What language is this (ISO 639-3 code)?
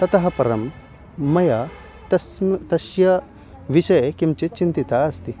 san